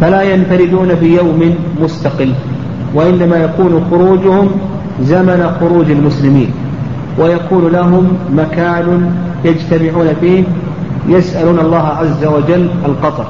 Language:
Arabic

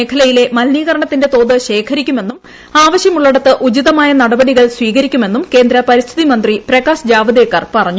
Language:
Malayalam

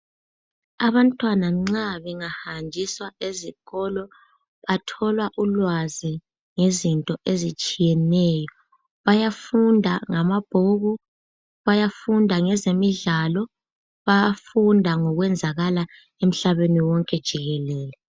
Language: North Ndebele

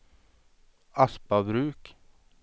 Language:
Swedish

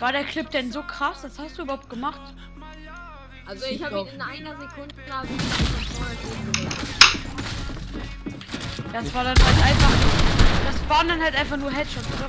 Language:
German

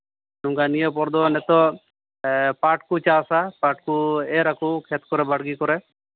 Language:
Santali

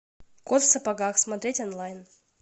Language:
Russian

